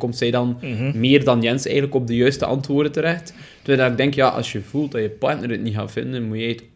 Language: Dutch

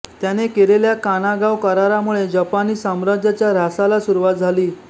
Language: Marathi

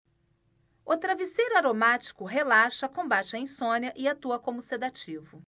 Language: Portuguese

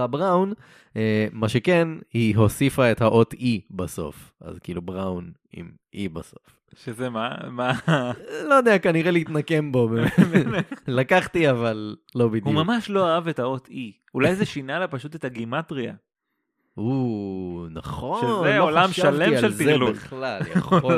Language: Hebrew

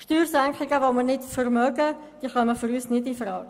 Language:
Swiss German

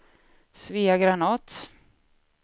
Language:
Swedish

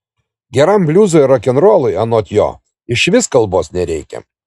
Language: Lithuanian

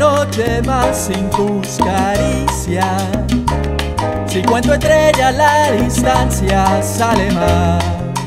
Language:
Spanish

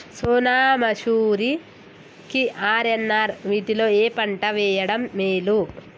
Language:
Telugu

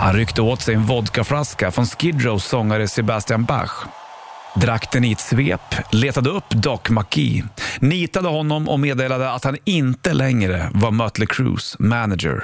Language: Swedish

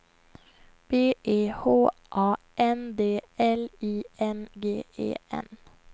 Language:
Swedish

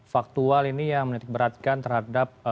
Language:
Indonesian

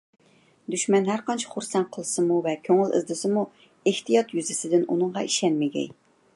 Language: Uyghur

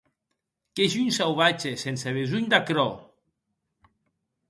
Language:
Occitan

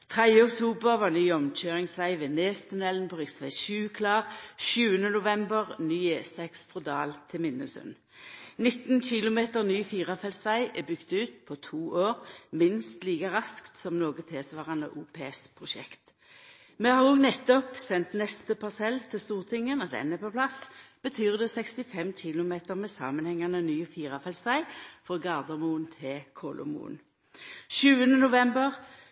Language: Norwegian Nynorsk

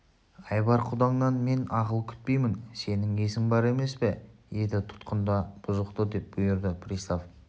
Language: Kazakh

